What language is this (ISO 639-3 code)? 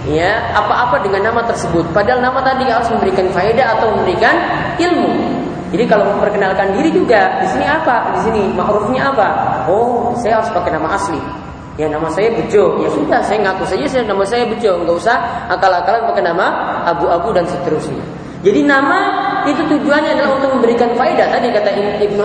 ind